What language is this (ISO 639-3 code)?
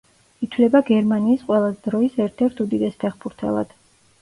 kat